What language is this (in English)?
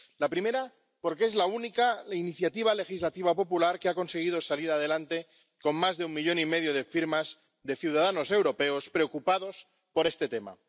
Spanish